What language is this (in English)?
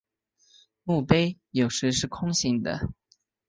Chinese